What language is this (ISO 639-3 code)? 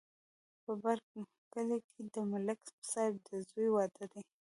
pus